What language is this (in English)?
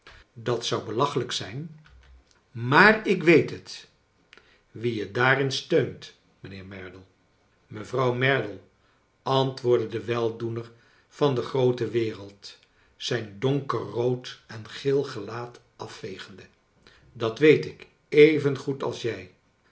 Dutch